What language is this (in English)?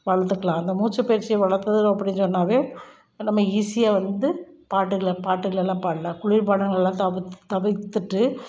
Tamil